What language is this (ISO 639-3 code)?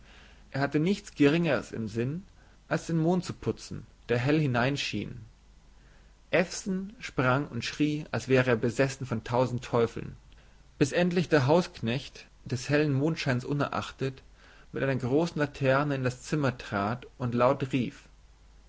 deu